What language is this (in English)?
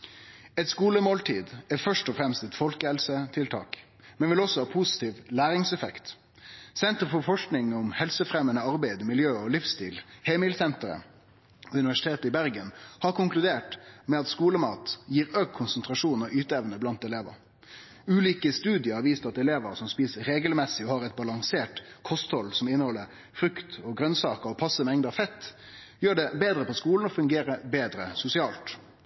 Norwegian Nynorsk